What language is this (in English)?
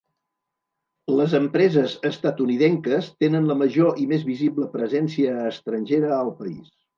Catalan